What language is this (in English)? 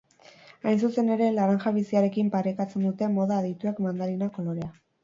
Basque